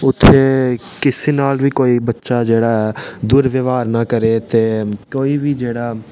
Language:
Dogri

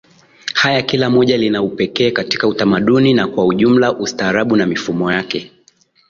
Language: Swahili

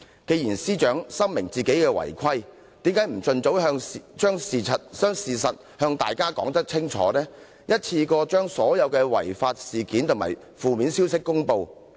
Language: Cantonese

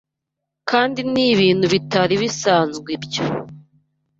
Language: Kinyarwanda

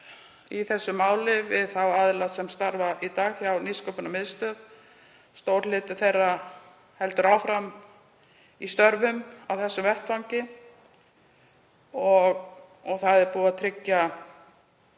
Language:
Icelandic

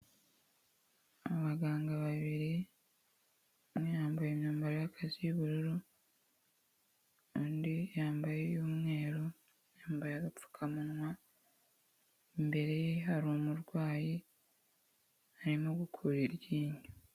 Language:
Kinyarwanda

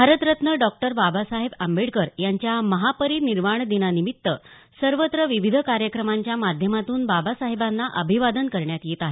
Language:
Marathi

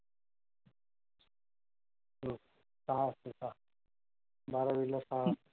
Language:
Marathi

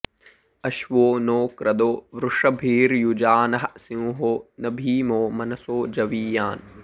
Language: Sanskrit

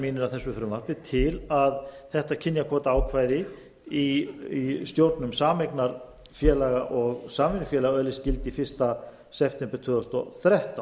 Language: Icelandic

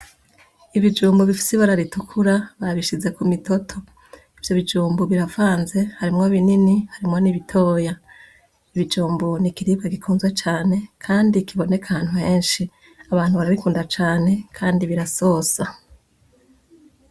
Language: Rundi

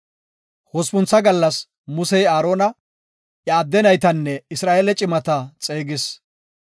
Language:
Gofa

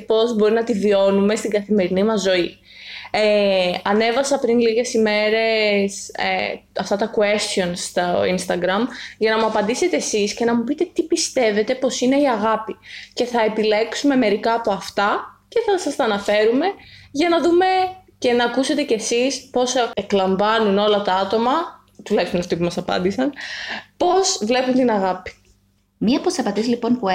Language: Greek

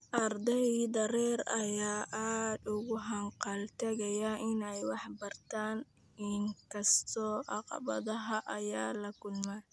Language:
Somali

